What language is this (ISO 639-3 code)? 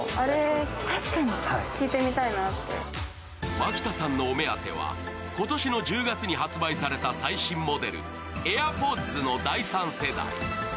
jpn